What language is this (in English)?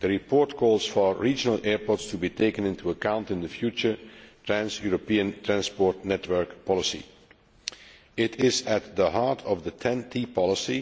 English